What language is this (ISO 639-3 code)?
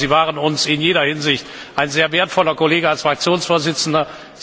deu